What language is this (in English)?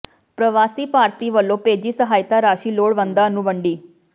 Punjabi